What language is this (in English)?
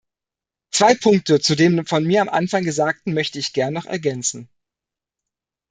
German